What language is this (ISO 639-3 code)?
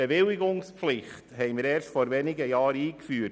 gsw